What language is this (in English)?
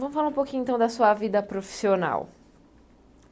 Portuguese